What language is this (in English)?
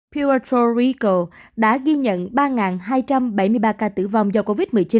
Vietnamese